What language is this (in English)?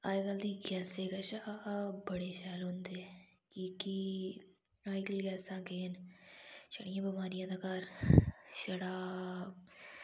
Dogri